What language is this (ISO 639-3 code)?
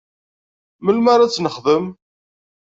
kab